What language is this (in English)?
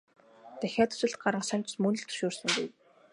Mongolian